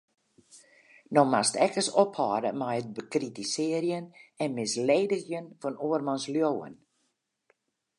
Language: Western Frisian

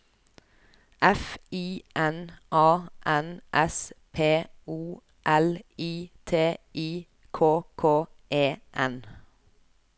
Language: Norwegian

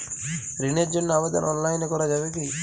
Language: Bangla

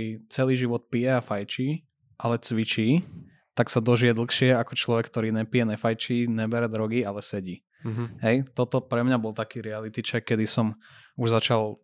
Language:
Slovak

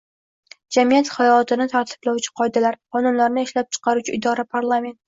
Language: Uzbek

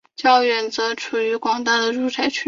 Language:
Chinese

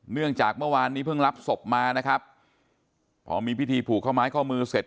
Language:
Thai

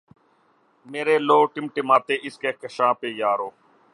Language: Urdu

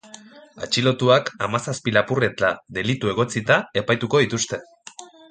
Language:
Basque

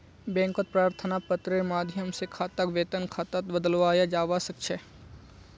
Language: Magahi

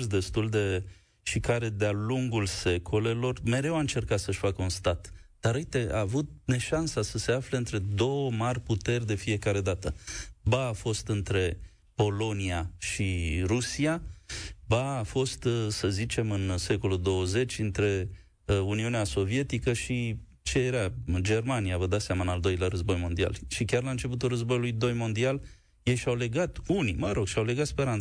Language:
Romanian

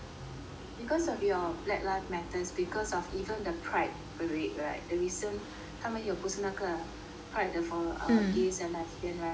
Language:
English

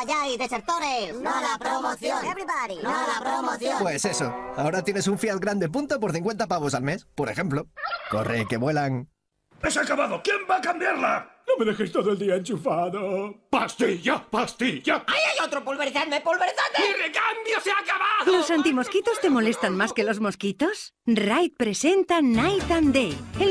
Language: Spanish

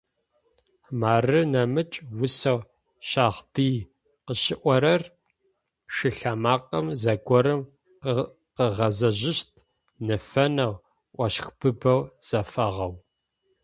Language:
Adyghe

